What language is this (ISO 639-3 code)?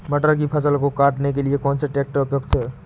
hin